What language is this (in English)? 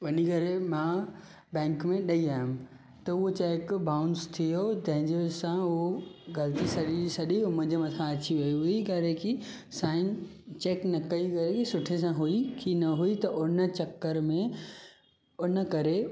Sindhi